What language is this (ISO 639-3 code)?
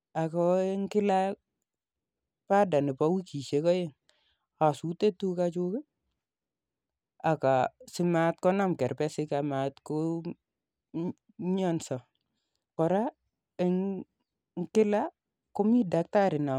kln